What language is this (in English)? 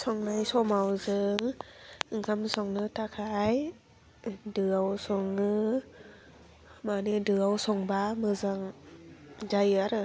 Bodo